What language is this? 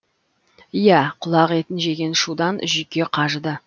Kazakh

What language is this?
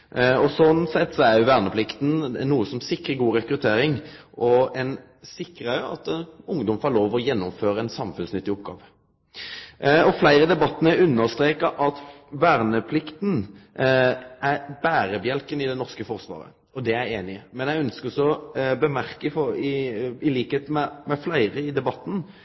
Norwegian Nynorsk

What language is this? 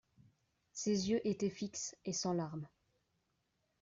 French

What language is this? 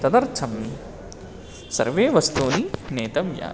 Sanskrit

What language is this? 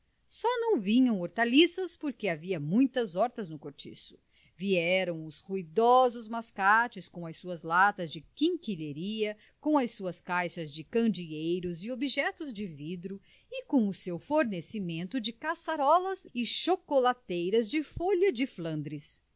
Portuguese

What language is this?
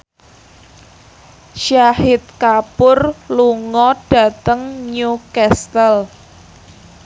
Javanese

